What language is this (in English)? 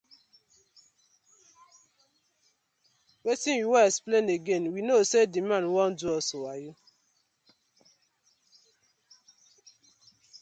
Nigerian Pidgin